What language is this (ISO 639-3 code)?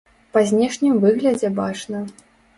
bel